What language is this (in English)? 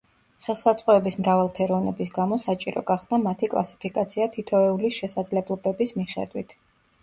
Georgian